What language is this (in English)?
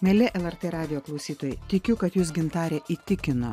Lithuanian